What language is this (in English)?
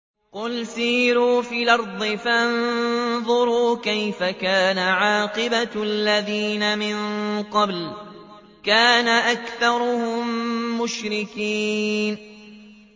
Arabic